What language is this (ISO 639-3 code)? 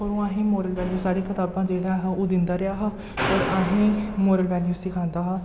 doi